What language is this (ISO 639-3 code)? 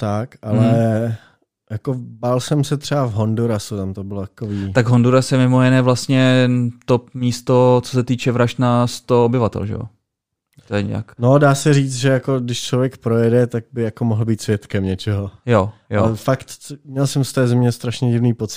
ces